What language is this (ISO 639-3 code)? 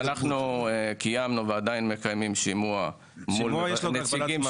heb